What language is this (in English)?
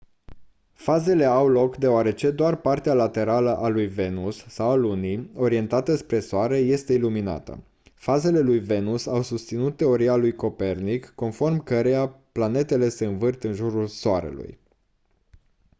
Romanian